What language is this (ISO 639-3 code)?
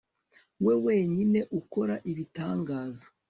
kin